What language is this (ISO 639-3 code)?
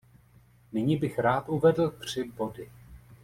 ces